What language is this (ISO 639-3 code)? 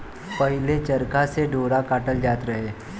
bho